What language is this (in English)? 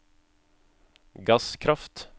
Norwegian